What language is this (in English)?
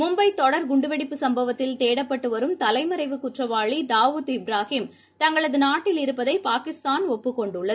Tamil